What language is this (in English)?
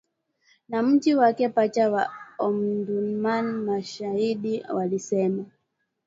Swahili